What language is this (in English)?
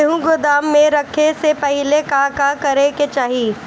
Bhojpuri